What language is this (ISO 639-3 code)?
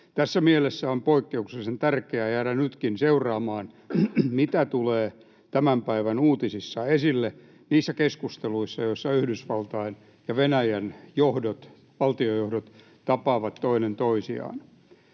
fin